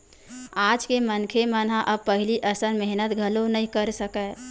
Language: Chhattisgarhi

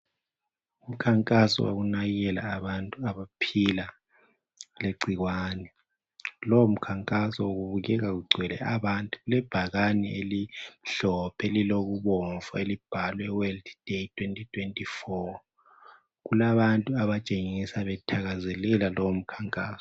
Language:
North Ndebele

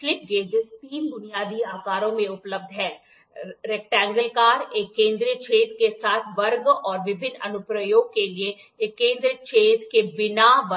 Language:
Hindi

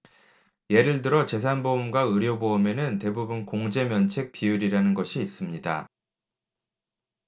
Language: Korean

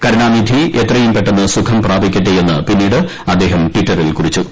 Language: Malayalam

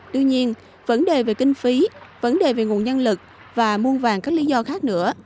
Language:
Vietnamese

